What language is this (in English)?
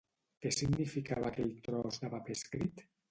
Catalan